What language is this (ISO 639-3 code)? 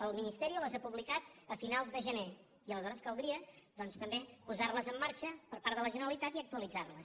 cat